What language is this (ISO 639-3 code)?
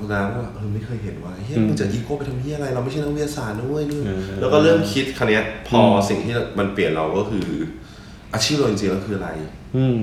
tha